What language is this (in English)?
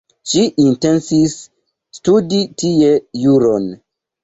Esperanto